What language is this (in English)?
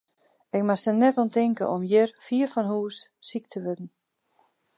Western Frisian